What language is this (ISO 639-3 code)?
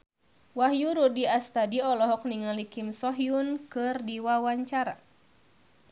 sun